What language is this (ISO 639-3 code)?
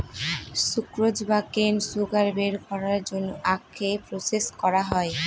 ben